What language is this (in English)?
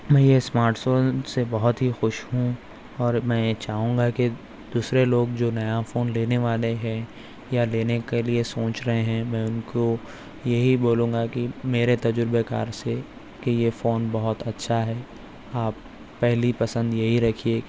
Urdu